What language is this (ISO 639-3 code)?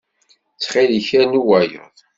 kab